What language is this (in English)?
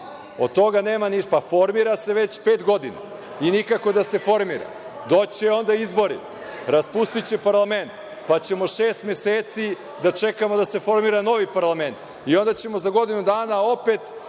Serbian